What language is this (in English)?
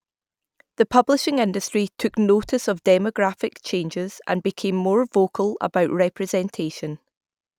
English